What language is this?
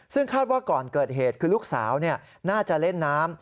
Thai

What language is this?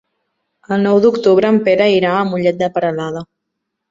Catalan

